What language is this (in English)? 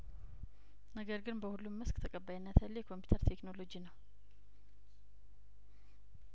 Amharic